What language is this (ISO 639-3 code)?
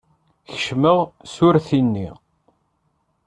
kab